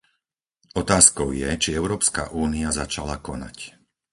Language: Slovak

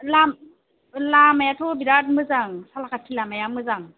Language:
Bodo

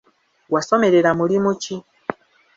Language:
Ganda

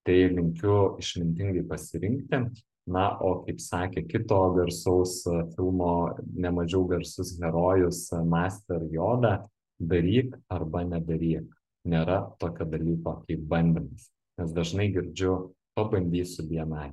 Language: Lithuanian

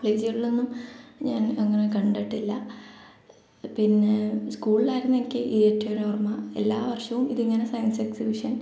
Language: Malayalam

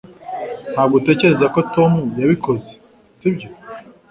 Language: Kinyarwanda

